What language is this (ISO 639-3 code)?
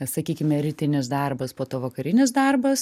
lit